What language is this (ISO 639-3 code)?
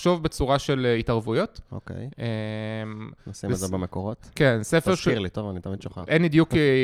heb